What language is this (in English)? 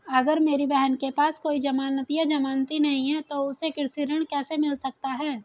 Hindi